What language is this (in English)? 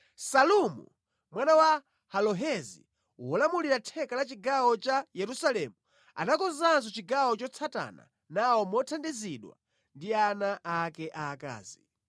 Nyanja